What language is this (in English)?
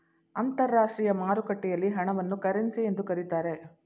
Kannada